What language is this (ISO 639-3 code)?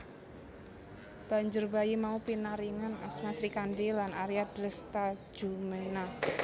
jav